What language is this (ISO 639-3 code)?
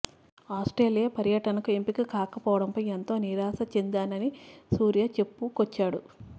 tel